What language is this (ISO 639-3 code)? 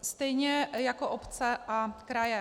ces